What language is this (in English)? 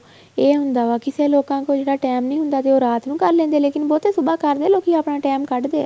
Punjabi